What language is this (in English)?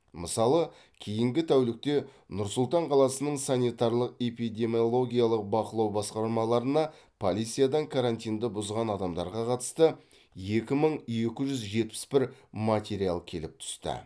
Kazakh